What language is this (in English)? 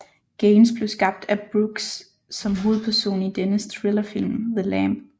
Danish